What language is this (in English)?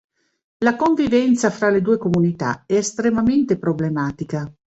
Italian